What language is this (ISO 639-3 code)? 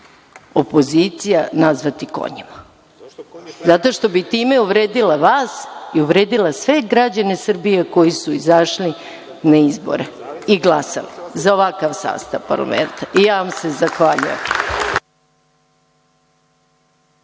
srp